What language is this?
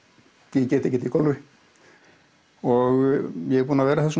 Icelandic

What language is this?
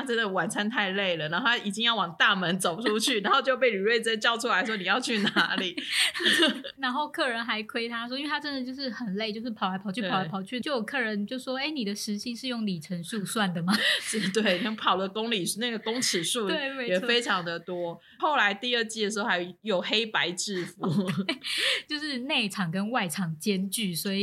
Chinese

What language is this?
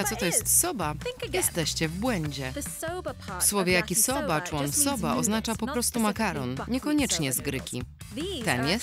Polish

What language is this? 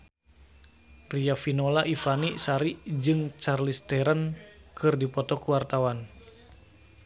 Sundanese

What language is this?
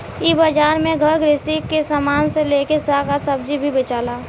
Bhojpuri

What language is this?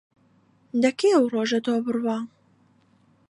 Central Kurdish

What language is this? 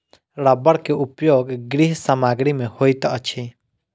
Maithili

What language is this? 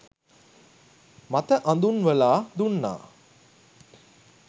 Sinhala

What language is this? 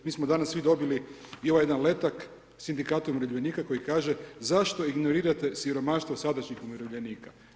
Croatian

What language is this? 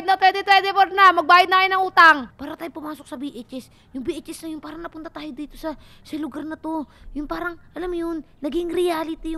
Filipino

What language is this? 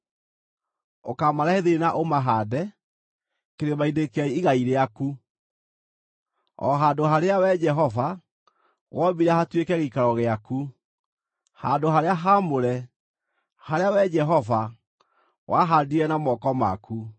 Kikuyu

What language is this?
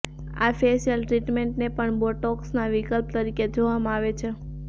Gujarati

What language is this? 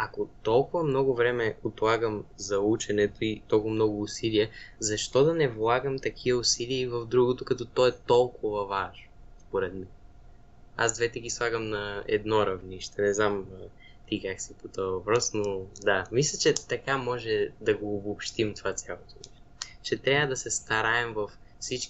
Bulgarian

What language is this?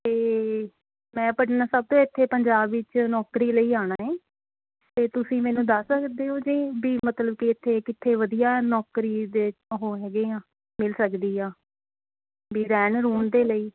Punjabi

